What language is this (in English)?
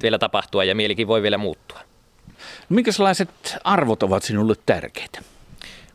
Finnish